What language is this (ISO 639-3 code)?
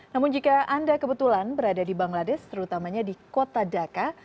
ind